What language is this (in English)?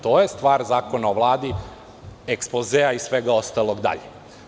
Serbian